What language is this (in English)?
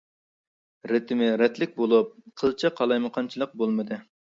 Uyghur